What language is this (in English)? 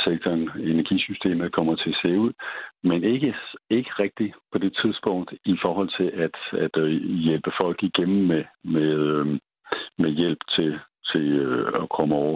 Danish